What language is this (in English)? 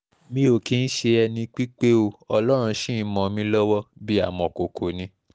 Yoruba